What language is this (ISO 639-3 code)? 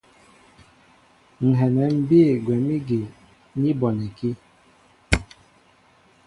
mbo